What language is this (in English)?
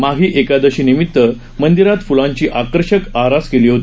Marathi